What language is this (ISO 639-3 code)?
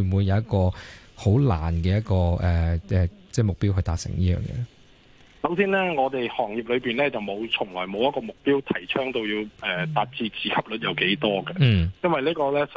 zho